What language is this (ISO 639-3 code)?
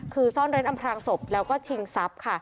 tha